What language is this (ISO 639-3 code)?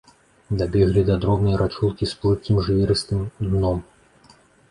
bel